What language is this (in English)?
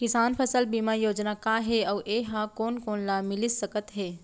Chhattisgarhi